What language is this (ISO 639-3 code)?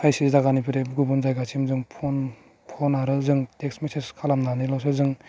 brx